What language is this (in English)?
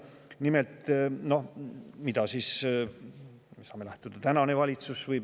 Estonian